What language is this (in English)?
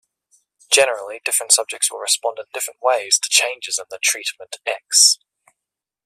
English